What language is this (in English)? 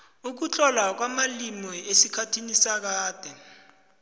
South Ndebele